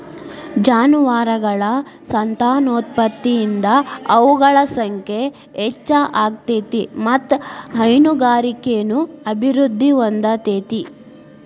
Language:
Kannada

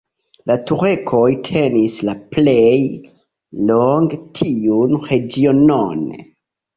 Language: Esperanto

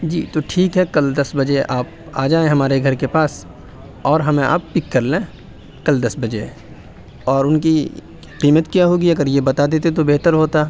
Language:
Urdu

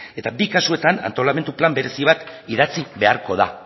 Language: Basque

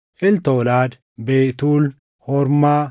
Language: Oromo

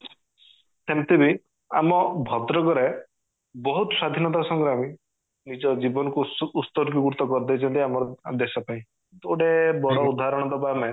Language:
Odia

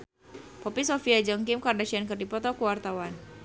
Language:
Sundanese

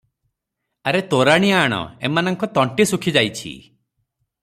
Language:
Odia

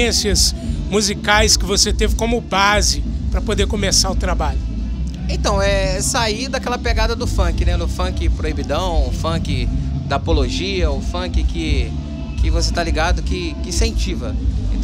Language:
Portuguese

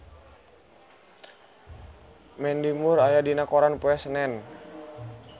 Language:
Sundanese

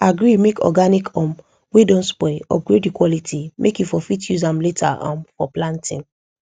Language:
Nigerian Pidgin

